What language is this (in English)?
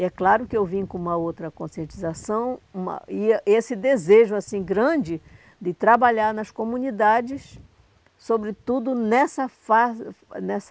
Portuguese